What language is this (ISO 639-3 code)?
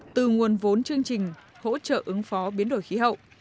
vie